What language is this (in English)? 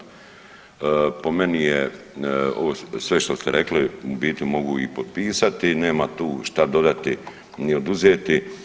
Croatian